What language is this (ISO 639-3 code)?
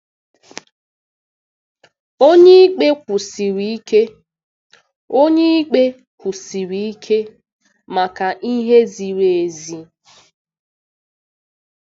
ibo